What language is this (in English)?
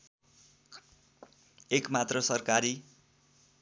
Nepali